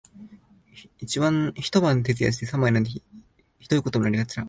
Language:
Japanese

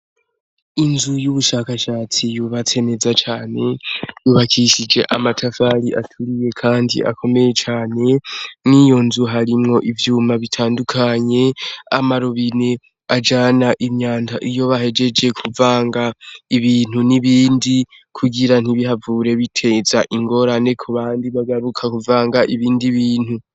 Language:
Rundi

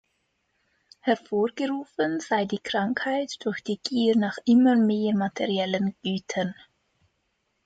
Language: German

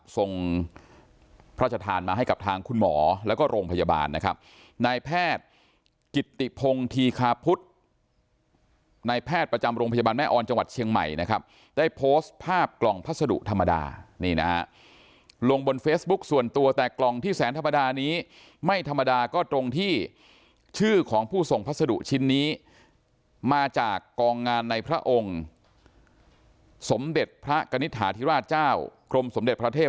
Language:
Thai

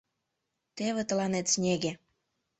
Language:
Mari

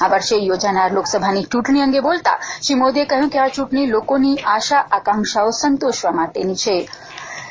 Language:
Gujarati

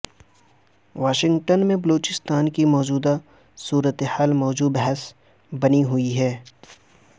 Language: Urdu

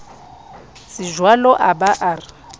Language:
Southern Sotho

